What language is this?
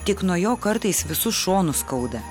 Lithuanian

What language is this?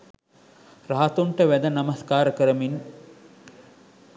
Sinhala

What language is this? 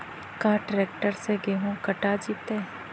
Magahi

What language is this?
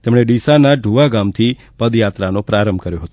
Gujarati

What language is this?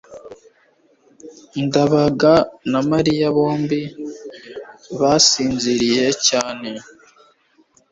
Kinyarwanda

